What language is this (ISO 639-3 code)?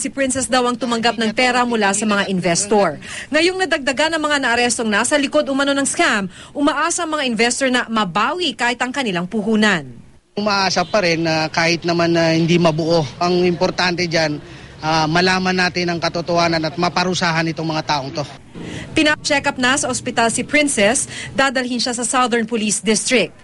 fil